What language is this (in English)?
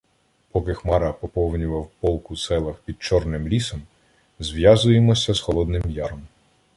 Ukrainian